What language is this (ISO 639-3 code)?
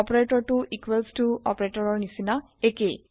asm